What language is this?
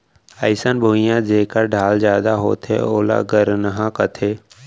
Chhattisgarhi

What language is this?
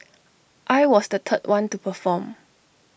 English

